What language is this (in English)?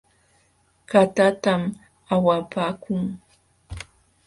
Jauja Wanca Quechua